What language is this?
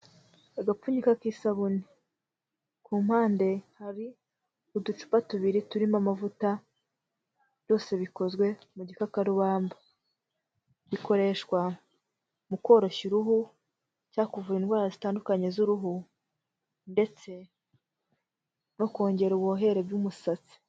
Kinyarwanda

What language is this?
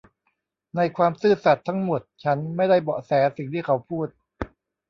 Thai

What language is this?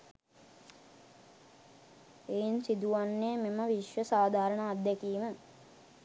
Sinhala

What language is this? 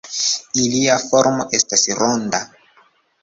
Esperanto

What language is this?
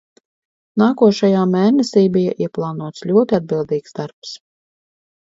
Latvian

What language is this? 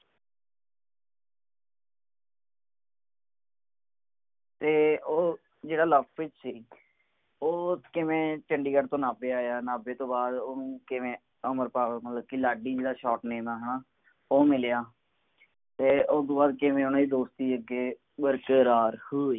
Punjabi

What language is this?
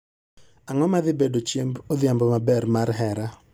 Luo (Kenya and Tanzania)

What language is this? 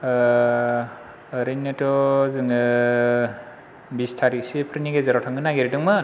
Bodo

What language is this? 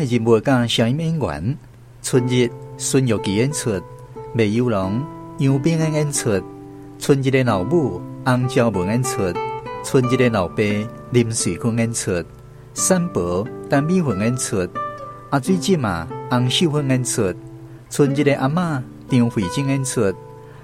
Chinese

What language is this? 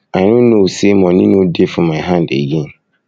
Nigerian Pidgin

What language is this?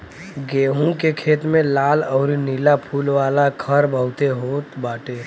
Bhojpuri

